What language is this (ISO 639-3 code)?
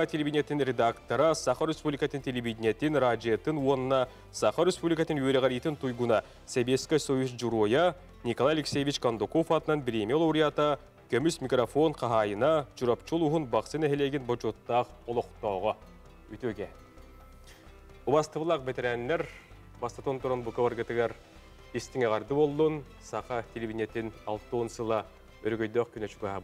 tur